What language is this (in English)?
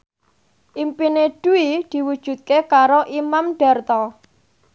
Javanese